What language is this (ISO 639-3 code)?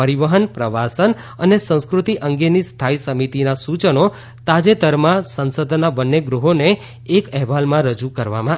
guj